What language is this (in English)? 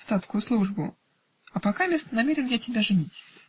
Russian